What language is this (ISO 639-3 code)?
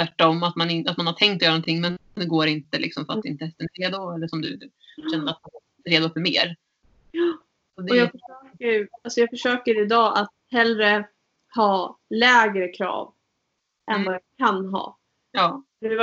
swe